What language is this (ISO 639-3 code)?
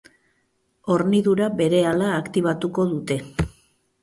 eus